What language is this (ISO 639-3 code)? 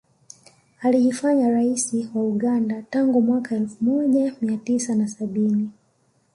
swa